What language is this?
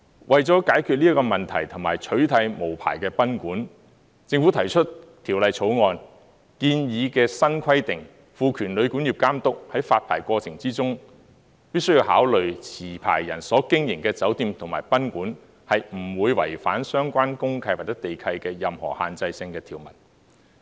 Cantonese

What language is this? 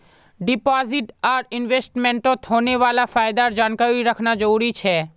Magahi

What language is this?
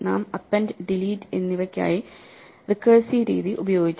Malayalam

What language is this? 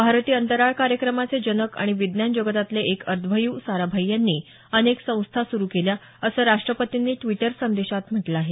Marathi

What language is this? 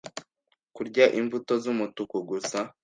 Kinyarwanda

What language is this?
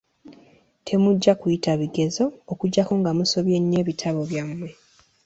Ganda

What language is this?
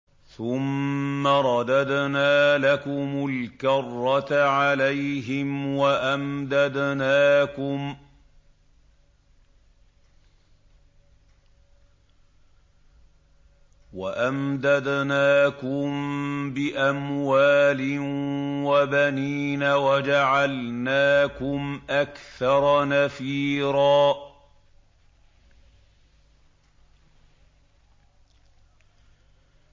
Arabic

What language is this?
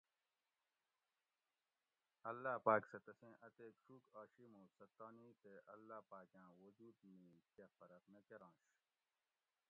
Gawri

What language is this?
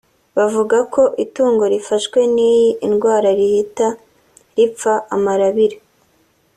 Kinyarwanda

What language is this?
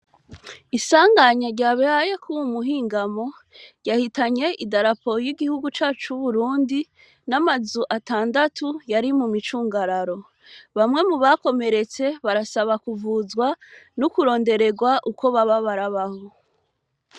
Rundi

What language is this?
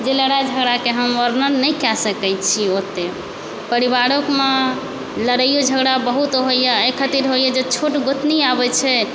Maithili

